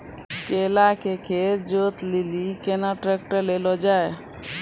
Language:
Maithili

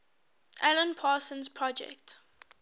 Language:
English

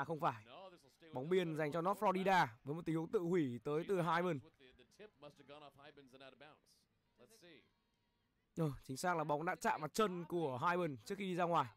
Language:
Vietnamese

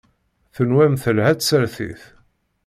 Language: Kabyle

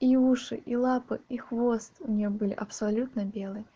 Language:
Russian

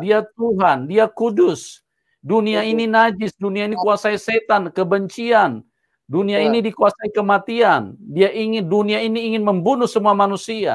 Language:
Indonesian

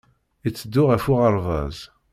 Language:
Kabyle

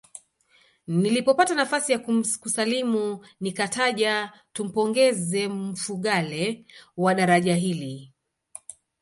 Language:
Swahili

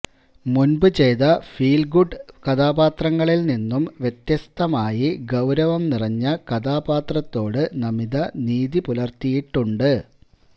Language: Malayalam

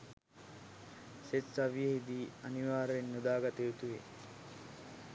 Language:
Sinhala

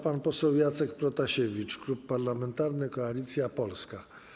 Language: Polish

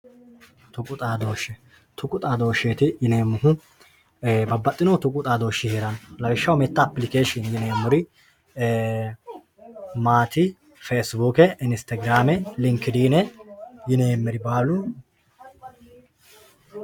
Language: Sidamo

